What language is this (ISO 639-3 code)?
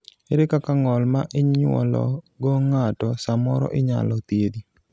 luo